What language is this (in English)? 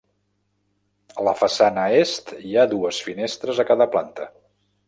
Catalan